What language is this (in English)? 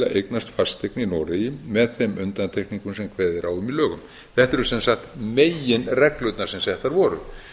Icelandic